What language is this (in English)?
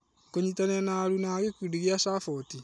Kikuyu